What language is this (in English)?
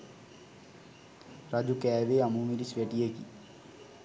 Sinhala